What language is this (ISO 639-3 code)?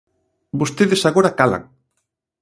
glg